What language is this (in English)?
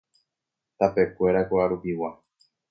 Guarani